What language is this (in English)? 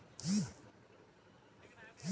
Bhojpuri